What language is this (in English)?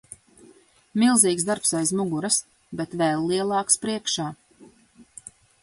Latvian